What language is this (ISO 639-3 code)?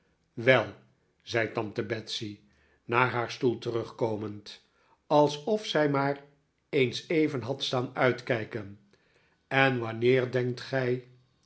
nld